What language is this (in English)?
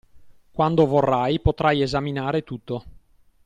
Italian